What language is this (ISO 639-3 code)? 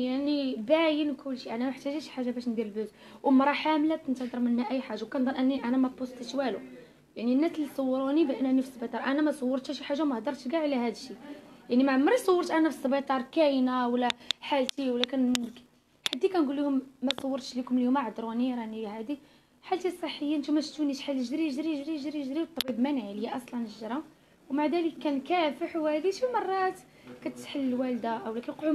ara